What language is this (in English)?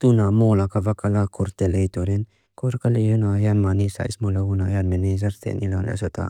Mizo